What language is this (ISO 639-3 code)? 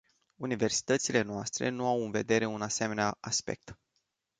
ron